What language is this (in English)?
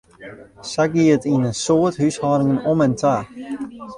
Western Frisian